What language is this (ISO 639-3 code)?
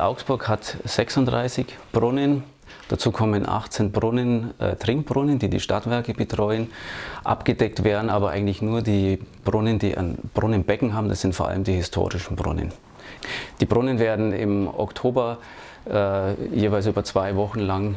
deu